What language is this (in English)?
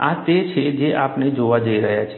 Gujarati